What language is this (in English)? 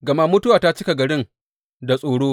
Hausa